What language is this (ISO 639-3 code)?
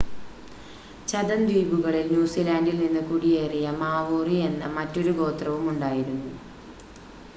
mal